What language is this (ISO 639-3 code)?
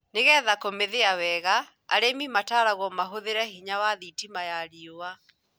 kik